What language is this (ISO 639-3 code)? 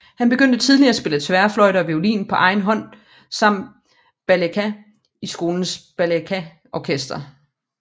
dan